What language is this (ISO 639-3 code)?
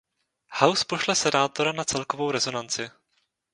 ces